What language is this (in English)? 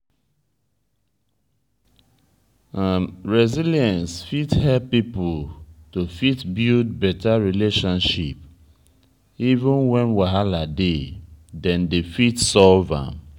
Nigerian Pidgin